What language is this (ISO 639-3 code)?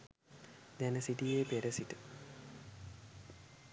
sin